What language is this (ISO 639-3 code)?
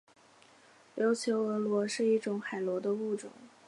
zho